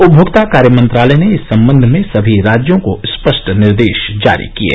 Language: Hindi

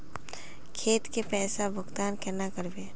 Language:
Magahi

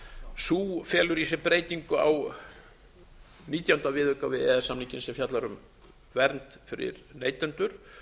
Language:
Icelandic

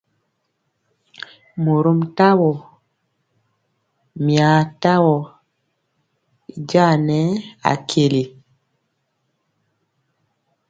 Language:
Mpiemo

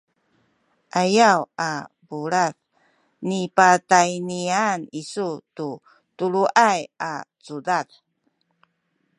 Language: Sakizaya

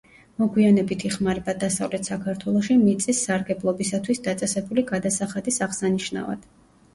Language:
Georgian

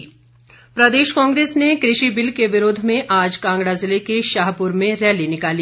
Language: Hindi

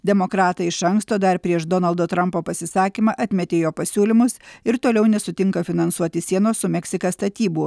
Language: Lithuanian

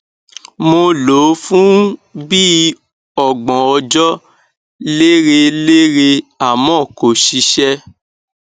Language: Yoruba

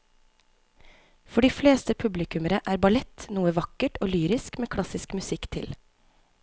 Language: Norwegian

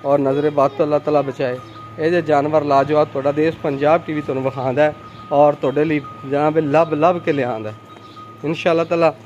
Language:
Punjabi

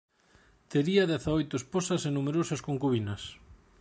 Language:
Galician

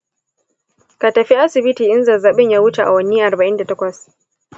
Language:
Hausa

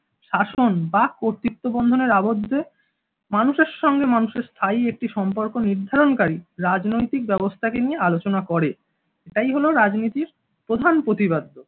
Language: Bangla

